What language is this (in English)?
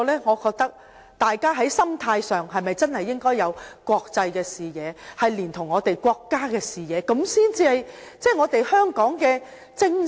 Cantonese